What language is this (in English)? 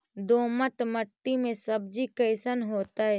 Magahi